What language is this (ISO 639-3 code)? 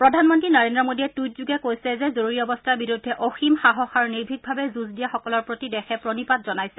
asm